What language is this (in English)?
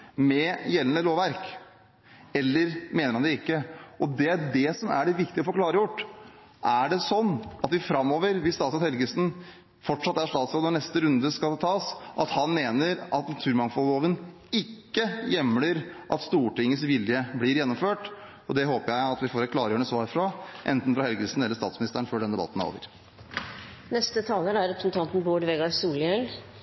Norwegian